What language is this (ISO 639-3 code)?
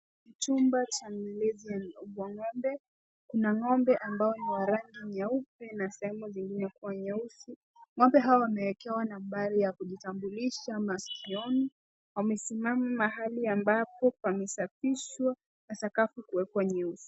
swa